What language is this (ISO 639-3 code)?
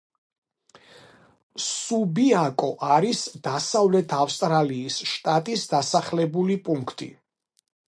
kat